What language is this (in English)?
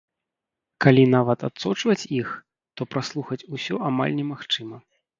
Belarusian